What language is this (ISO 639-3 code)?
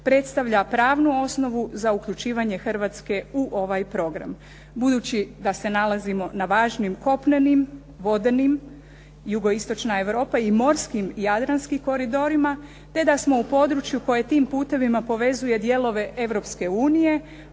hrv